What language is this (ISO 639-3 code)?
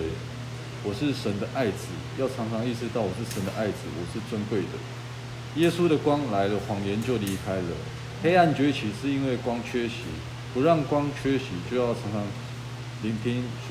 zho